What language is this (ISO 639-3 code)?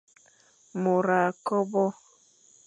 fan